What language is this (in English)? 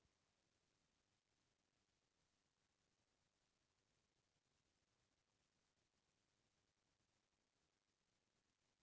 Chhattisgarhi